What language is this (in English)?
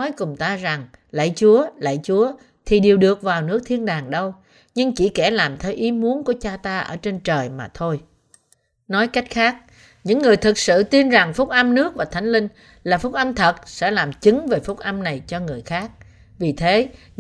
Vietnamese